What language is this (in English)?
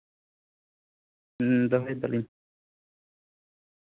Santali